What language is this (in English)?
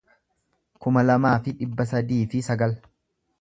Oromo